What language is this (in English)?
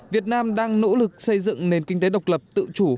Vietnamese